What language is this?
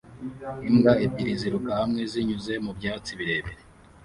Kinyarwanda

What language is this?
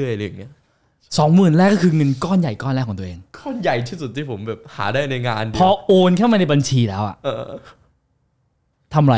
Thai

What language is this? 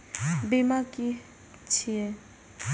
Maithili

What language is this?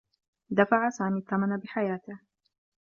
Arabic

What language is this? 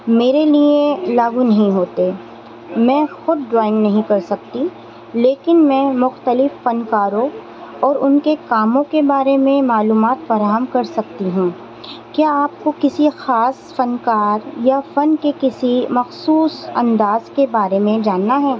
Urdu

